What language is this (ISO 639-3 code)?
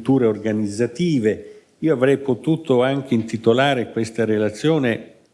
ita